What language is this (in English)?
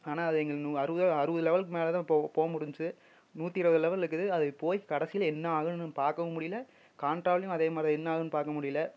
Tamil